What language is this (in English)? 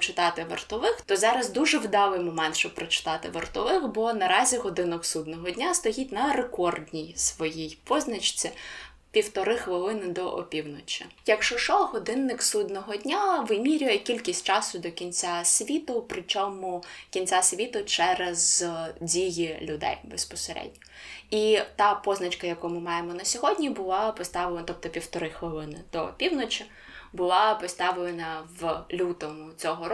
Ukrainian